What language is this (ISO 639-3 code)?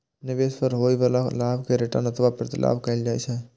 mai